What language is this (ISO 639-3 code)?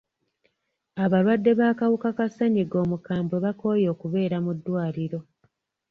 lug